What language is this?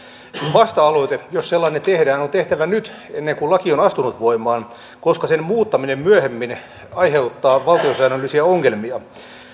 Finnish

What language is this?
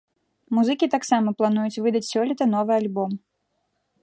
Belarusian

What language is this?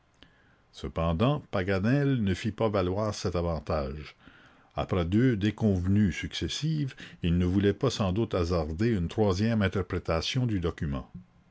French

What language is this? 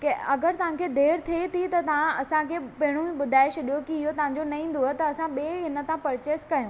Sindhi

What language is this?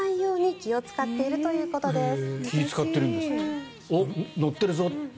Japanese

